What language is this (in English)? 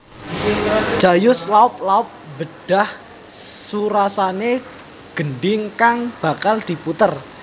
Javanese